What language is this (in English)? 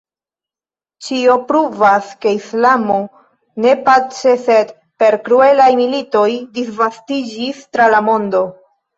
Esperanto